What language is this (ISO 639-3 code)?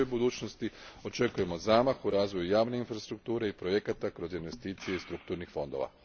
hrv